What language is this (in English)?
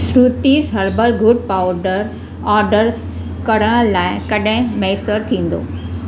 Sindhi